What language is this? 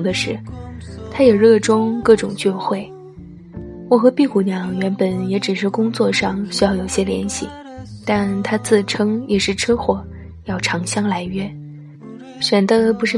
Chinese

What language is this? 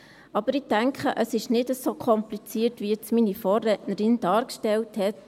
Swiss German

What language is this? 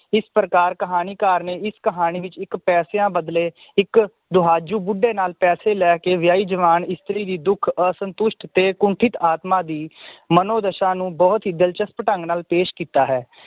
Punjabi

